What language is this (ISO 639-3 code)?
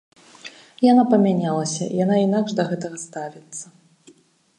bel